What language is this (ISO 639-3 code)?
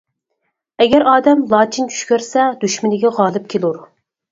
uig